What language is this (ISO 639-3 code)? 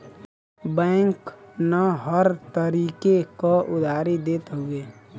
bho